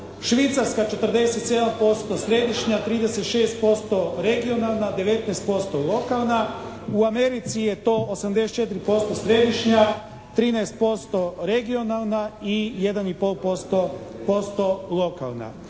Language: Croatian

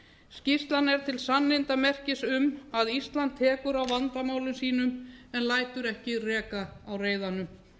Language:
Icelandic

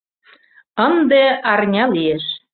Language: Mari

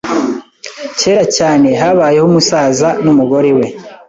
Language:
Kinyarwanda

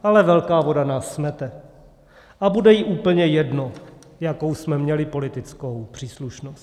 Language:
Czech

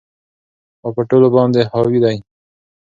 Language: Pashto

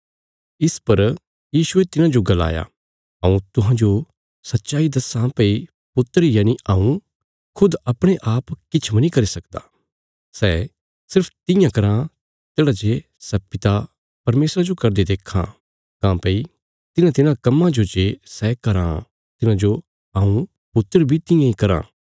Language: Bilaspuri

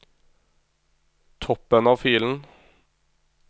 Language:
Norwegian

